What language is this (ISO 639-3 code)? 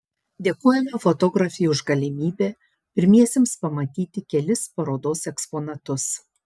lit